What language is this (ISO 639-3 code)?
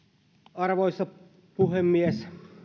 fin